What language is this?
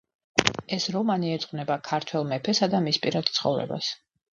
Georgian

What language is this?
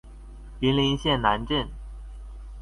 Chinese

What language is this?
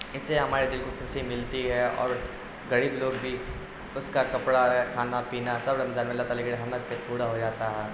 Urdu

